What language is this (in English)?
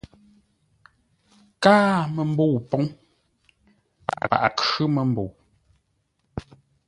Ngombale